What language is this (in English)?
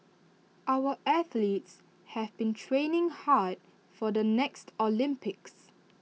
English